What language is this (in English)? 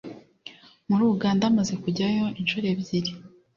Kinyarwanda